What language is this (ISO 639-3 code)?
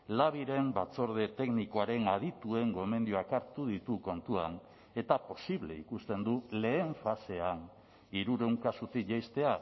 eus